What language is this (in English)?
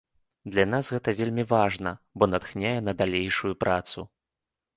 Belarusian